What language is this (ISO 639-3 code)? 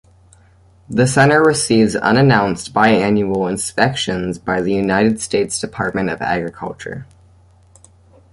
eng